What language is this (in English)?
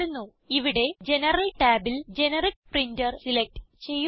Malayalam